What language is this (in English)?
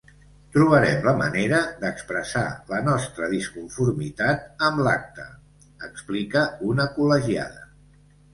Catalan